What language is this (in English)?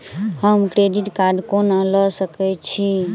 Maithili